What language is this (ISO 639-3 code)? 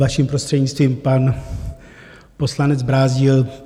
ces